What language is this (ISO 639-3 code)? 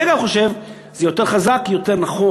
heb